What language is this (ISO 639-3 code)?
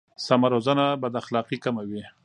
pus